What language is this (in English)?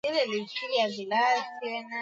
Swahili